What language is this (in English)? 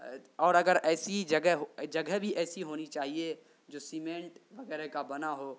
Urdu